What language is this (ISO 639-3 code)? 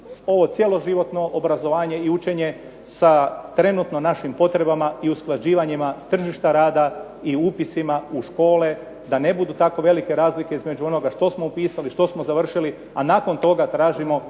hrv